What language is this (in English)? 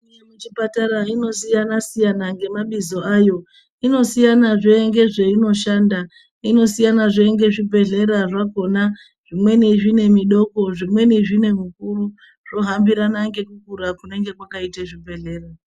Ndau